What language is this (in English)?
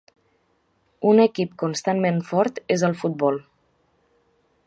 Catalan